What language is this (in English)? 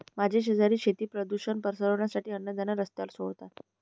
Marathi